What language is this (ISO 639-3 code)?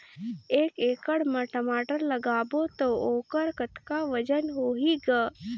hne